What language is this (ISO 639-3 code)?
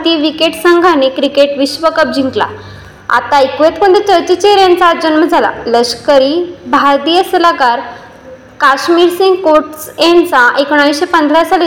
mar